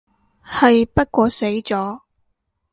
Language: Cantonese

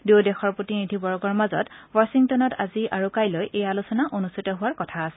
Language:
Assamese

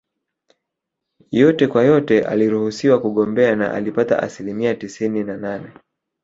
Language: Swahili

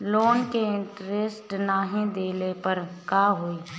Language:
Bhojpuri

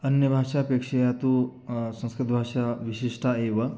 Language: Sanskrit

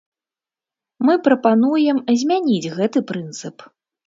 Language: Belarusian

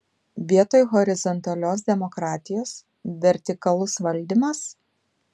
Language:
Lithuanian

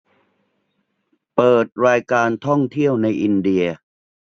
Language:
Thai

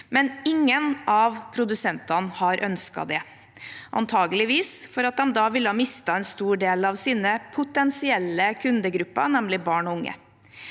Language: Norwegian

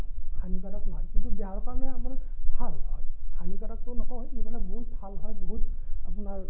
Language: Assamese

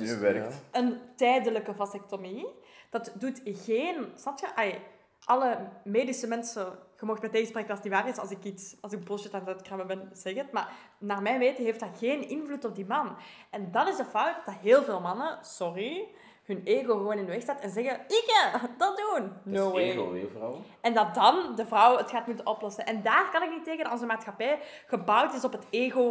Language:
Dutch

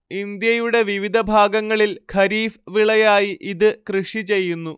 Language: Malayalam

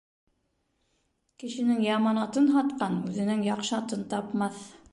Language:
Bashkir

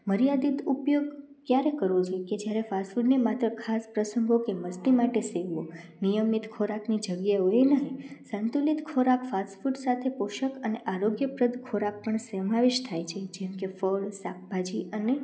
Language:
Gujarati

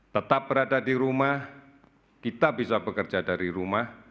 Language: Indonesian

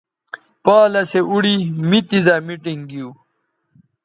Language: Bateri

